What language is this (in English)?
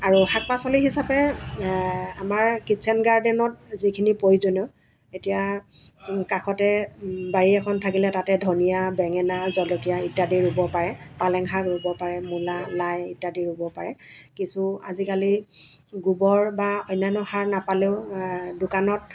Assamese